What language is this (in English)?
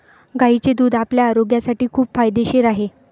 Marathi